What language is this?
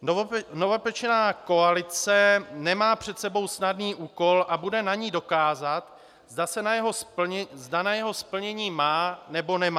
Czech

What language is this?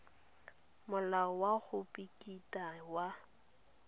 Tswana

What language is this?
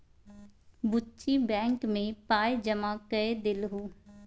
Maithili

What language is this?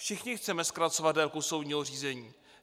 Czech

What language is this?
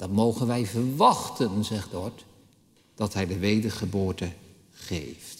Dutch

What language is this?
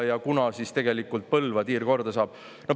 Estonian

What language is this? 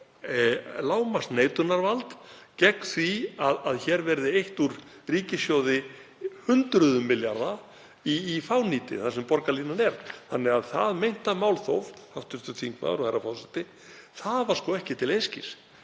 Icelandic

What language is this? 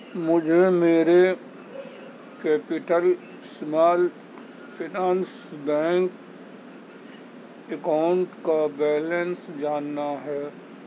Urdu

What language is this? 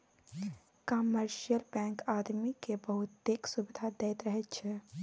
Maithili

